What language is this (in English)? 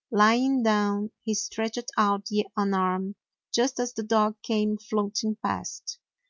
English